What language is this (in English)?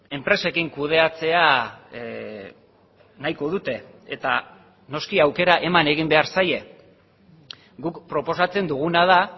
Basque